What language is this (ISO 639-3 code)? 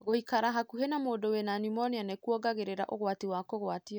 kik